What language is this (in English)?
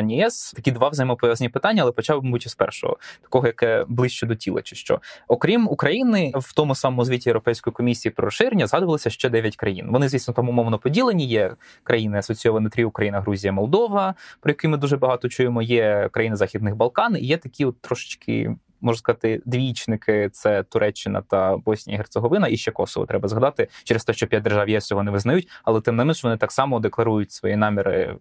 Ukrainian